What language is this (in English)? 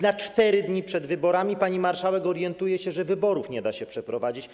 Polish